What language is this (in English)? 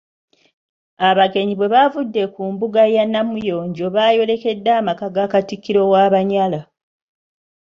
Ganda